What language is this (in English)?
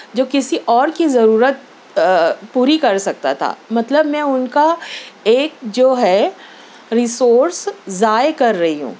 Urdu